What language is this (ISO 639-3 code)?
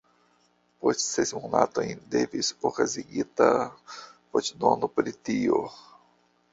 epo